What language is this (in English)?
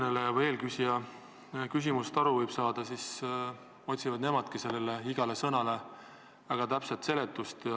Estonian